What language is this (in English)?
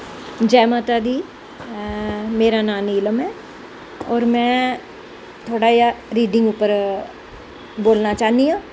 Dogri